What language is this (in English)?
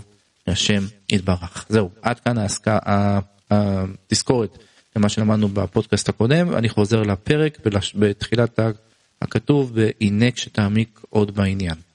Hebrew